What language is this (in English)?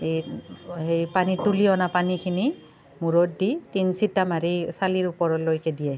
Assamese